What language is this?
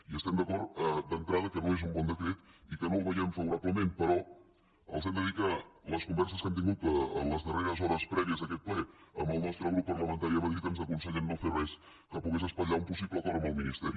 Catalan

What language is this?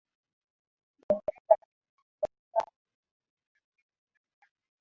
Swahili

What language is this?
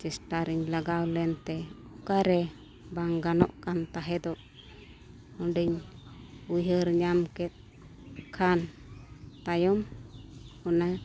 Santali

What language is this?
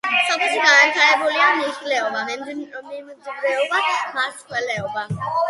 Georgian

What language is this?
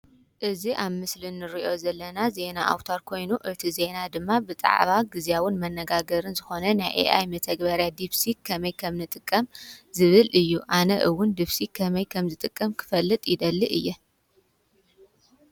Tigrinya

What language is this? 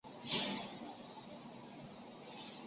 Chinese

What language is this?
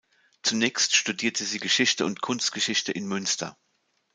German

